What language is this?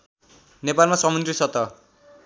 Nepali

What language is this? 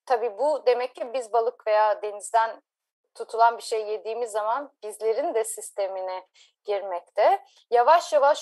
Turkish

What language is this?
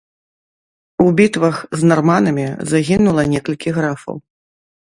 Belarusian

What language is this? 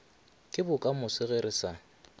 Northern Sotho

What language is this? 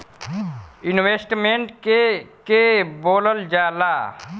Bhojpuri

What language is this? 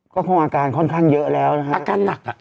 Thai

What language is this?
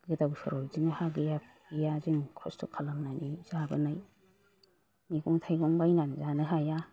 Bodo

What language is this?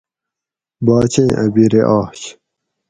Gawri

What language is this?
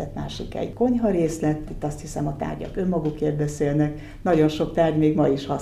Hungarian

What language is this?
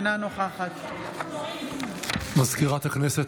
Hebrew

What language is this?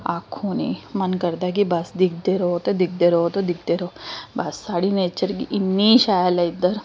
Dogri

